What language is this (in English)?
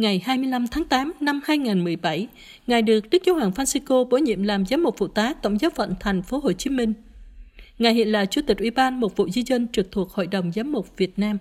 Vietnamese